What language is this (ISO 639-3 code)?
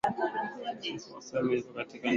swa